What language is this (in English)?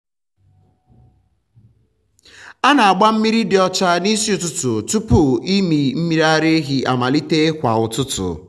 Igbo